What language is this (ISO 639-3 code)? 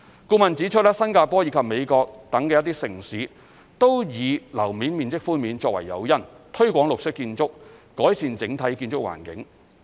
yue